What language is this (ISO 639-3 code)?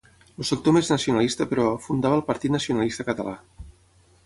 cat